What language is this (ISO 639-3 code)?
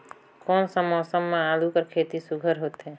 hne